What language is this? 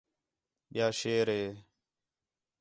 Khetrani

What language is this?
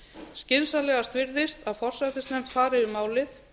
Icelandic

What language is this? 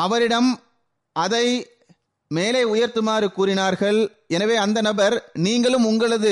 Tamil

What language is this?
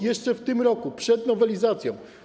Polish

